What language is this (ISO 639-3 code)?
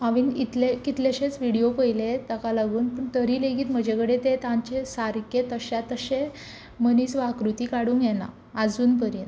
kok